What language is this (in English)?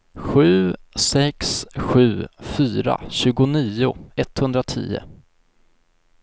Swedish